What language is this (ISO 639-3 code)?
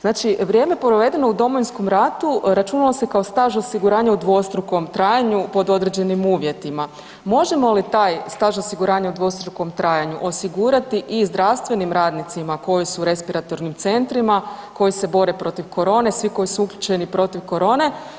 hrv